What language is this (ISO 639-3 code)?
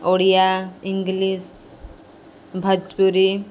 ori